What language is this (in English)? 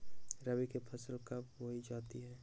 Magahi